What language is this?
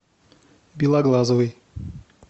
Russian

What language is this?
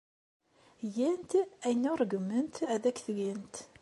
Kabyle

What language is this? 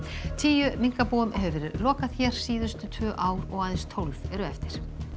Icelandic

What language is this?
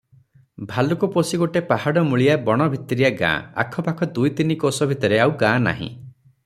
Odia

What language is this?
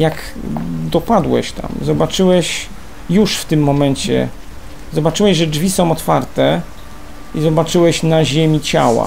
Polish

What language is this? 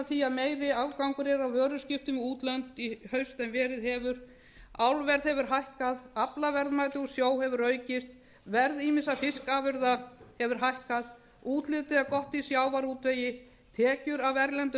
Icelandic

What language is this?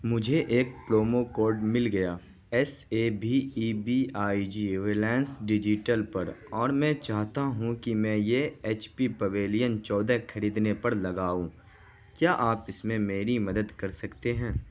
Urdu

